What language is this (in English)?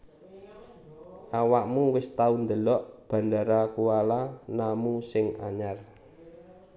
Javanese